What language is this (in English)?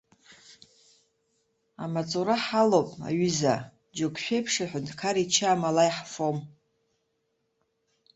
Abkhazian